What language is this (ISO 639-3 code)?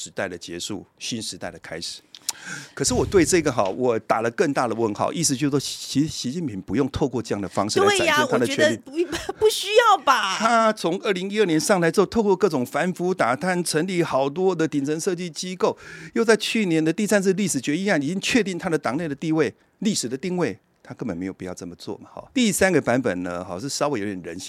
zho